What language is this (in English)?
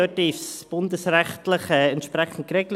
Swiss German